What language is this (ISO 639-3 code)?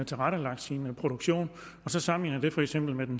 dan